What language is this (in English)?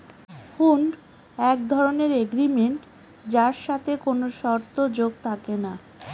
Bangla